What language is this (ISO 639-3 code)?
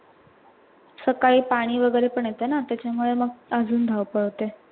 mar